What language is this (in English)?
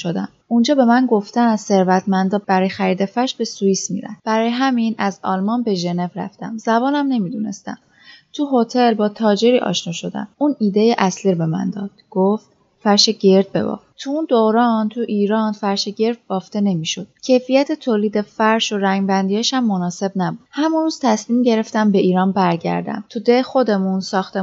Persian